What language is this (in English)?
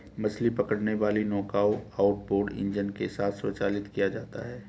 Hindi